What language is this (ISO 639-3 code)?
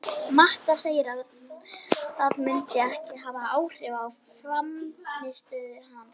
isl